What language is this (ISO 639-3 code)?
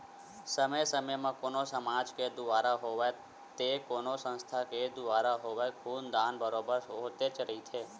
hne